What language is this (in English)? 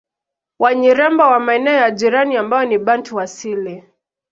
Swahili